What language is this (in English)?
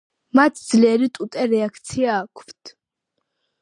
Georgian